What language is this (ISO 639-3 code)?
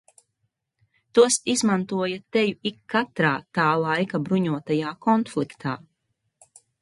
lav